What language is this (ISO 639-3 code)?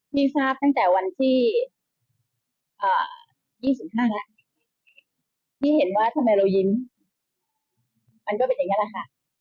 tha